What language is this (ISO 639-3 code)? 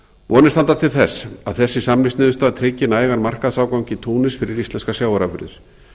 isl